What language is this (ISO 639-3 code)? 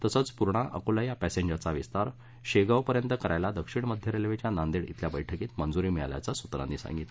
mar